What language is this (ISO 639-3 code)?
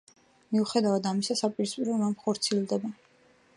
kat